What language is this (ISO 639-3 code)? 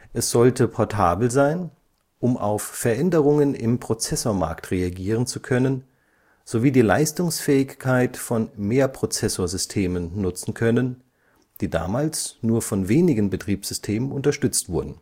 deu